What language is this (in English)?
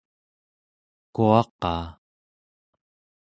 Central Yupik